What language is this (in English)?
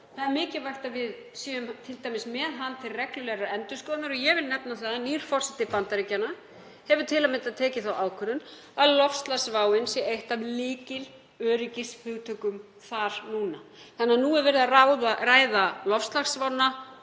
Icelandic